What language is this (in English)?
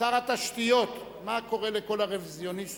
Hebrew